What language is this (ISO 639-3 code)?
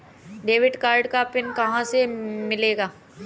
hin